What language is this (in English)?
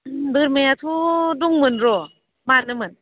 Bodo